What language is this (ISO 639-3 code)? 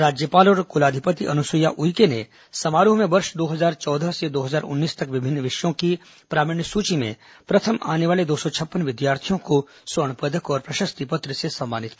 hin